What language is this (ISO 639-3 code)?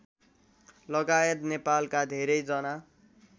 nep